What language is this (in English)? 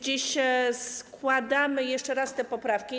Polish